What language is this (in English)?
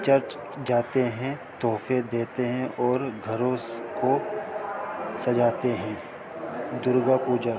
Urdu